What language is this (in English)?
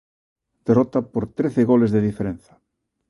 Galician